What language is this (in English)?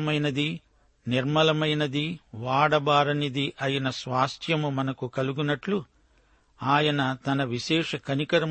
Telugu